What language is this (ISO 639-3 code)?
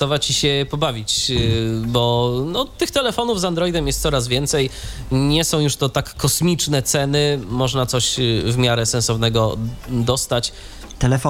pol